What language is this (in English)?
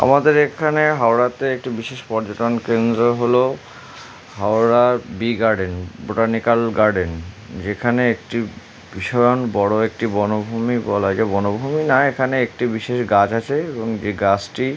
Bangla